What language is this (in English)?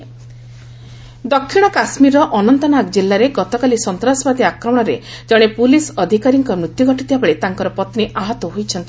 Odia